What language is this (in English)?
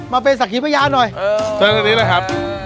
Thai